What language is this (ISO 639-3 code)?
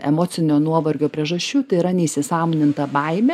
lit